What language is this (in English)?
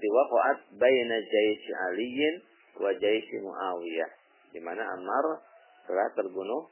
Indonesian